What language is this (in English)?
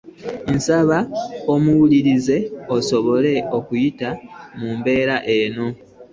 Ganda